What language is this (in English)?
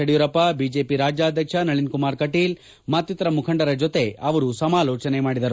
Kannada